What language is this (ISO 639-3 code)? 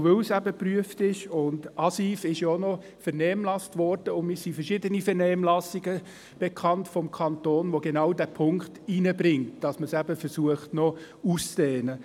gsw